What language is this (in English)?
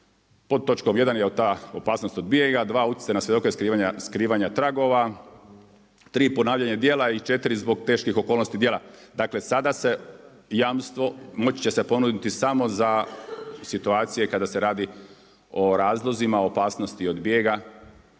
Croatian